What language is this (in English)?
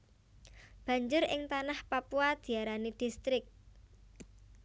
Javanese